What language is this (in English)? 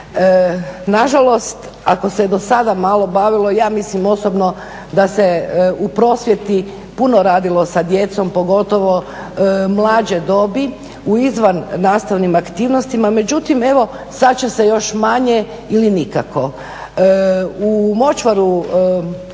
Croatian